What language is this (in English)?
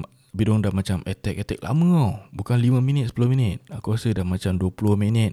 Malay